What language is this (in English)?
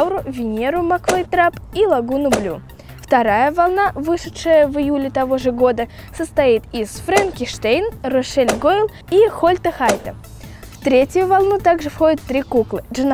Russian